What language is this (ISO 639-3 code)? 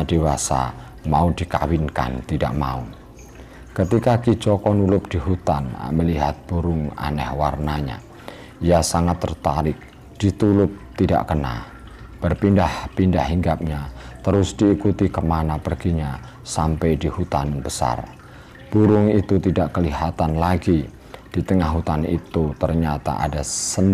ind